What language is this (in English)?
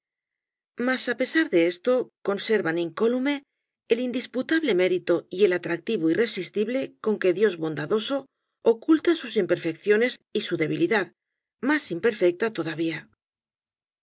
Spanish